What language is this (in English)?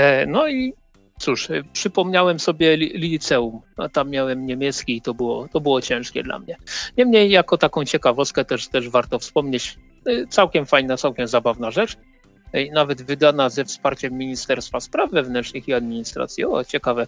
Polish